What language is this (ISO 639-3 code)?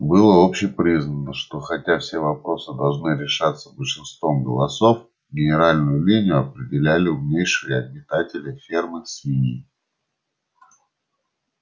rus